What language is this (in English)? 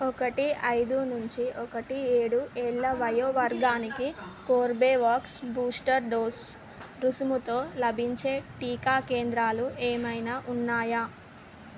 Telugu